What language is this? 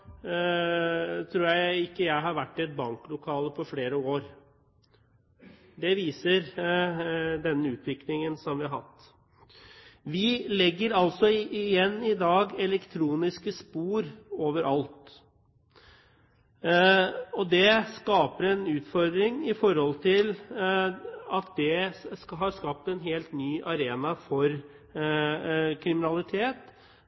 Norwegian Bokmål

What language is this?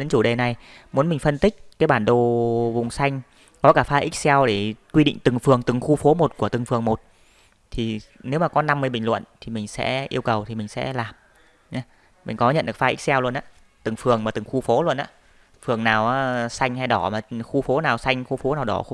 Vietnamese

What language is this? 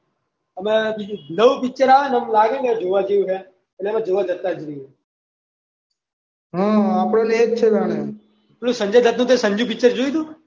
Gujarati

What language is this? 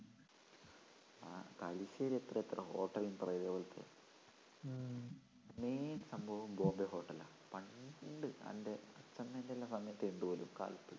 Malayalam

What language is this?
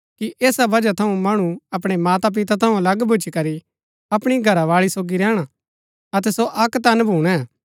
Gaddi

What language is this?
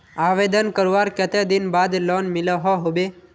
Magahi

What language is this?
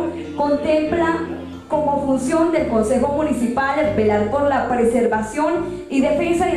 Spanish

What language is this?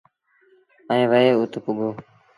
Sindhi Bhil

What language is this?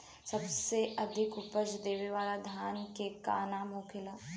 Bhojpuri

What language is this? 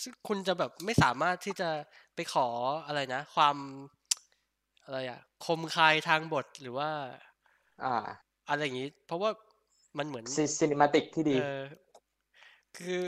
Thai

